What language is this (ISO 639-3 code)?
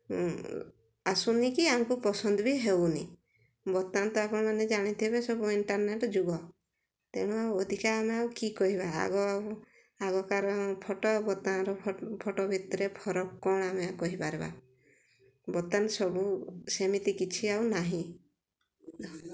ori